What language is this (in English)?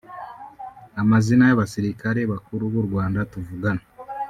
Kinyarwanda